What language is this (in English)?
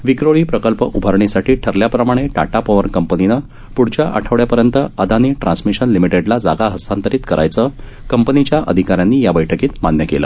Marathi